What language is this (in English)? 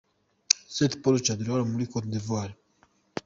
Kinyarwanda